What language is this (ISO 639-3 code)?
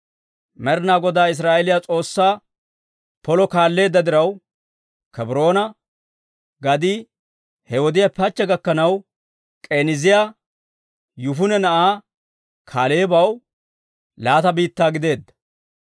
dwr